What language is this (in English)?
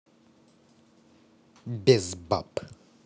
Russian